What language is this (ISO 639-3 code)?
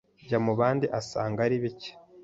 kin